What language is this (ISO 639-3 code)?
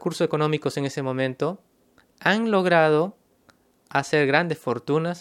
spa